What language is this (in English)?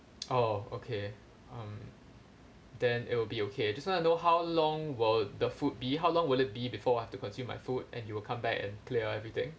English